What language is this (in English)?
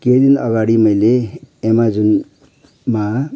Nepali